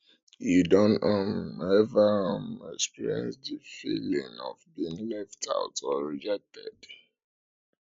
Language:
Nigerian Pidgin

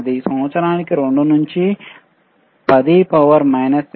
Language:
Telugu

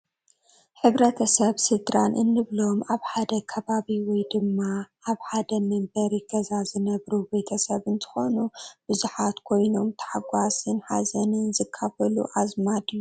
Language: Tigrinya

